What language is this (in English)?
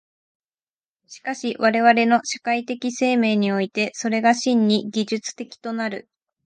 Japanese